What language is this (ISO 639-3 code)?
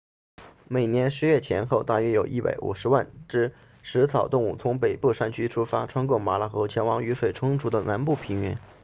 zho